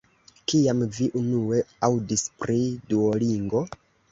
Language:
Esperanto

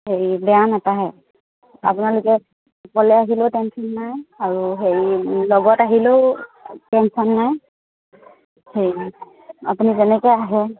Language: Assamese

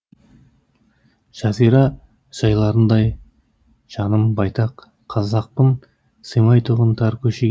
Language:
Kazakh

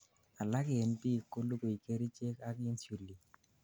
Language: Kalenjin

